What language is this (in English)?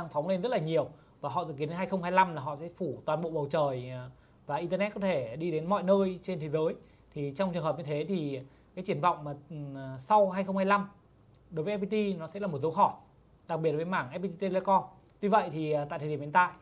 Vietnamese